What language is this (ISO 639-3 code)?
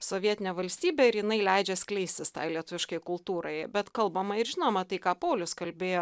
lit